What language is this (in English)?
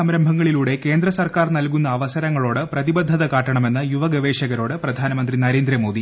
Malayalam